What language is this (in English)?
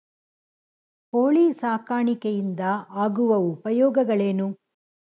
Kannada